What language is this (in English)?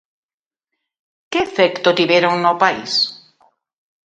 Galician